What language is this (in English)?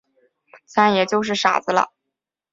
Chinese